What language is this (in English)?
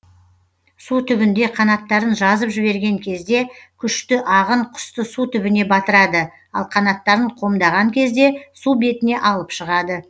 Kazakh